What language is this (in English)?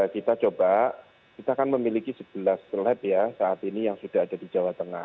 Indonesian